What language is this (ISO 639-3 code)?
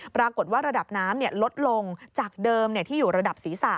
tha